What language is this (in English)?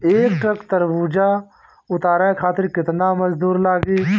Bhojpuri